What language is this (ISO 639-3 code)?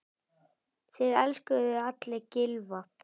isl